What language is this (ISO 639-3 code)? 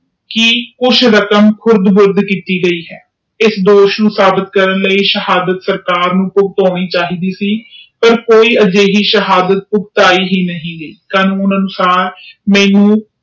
pan